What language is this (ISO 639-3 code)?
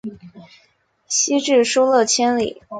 zho